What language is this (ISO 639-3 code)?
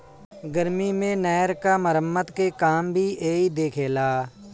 bho